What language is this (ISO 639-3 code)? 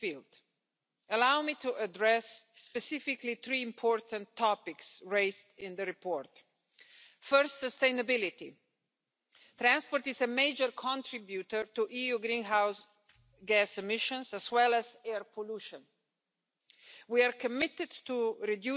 eng